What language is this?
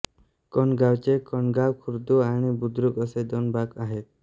Marathi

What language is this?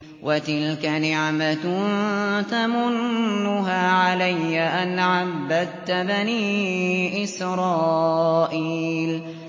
Arabic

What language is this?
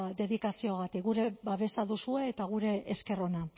Basque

